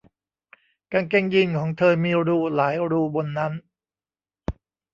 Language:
Thai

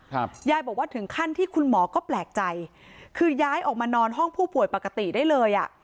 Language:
Thai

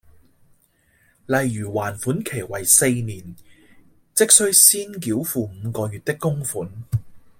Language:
Cantonese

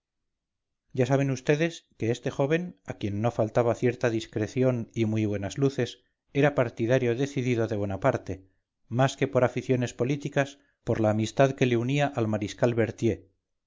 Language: Spanish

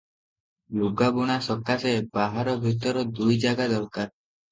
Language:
Odia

